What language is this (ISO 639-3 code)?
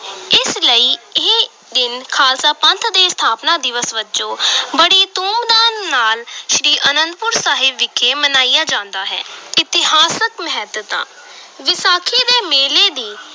pan